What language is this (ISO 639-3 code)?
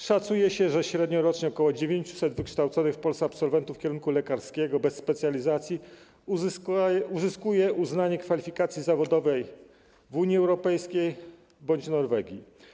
pol